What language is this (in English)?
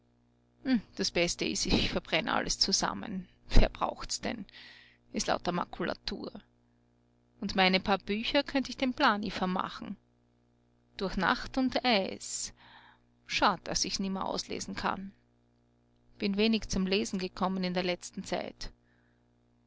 German